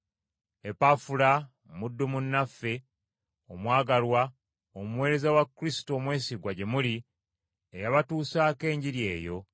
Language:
Ganda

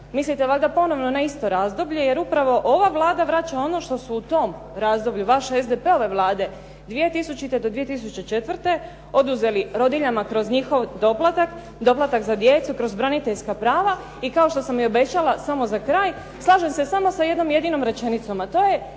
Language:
Croatian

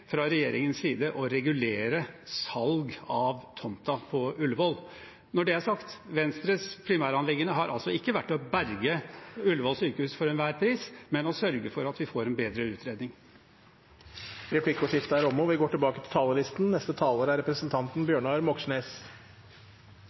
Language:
Norwegian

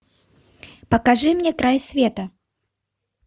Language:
Russian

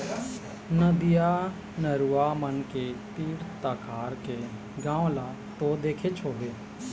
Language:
Chhattisgarhi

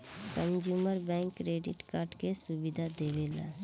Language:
Bhojpuri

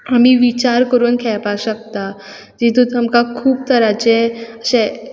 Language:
Konkani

